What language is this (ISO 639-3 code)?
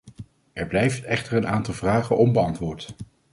nld